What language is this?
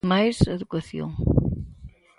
Galician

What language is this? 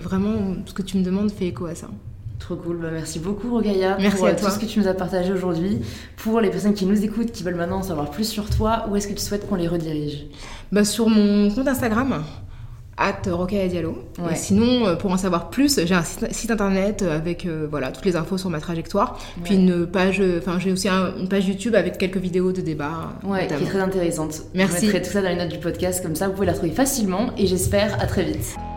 French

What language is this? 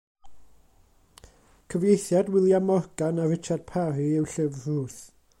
Welsh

